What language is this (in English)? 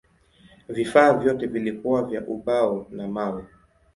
Swahili